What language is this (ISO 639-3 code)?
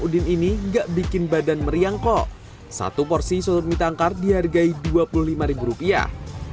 ind